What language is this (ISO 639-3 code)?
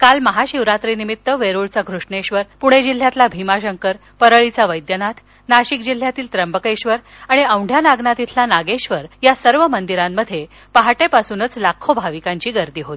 mar